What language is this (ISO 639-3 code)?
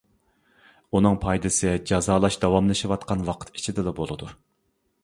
uig